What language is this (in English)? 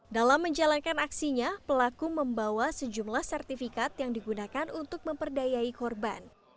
Indonesian